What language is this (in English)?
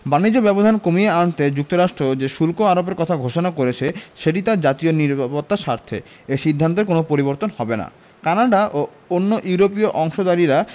Bangla